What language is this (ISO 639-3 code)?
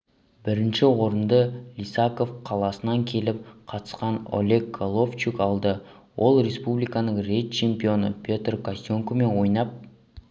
kaz